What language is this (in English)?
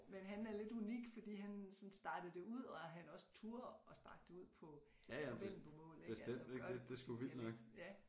Danish